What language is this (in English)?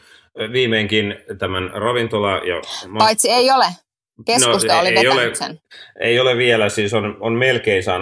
Finnish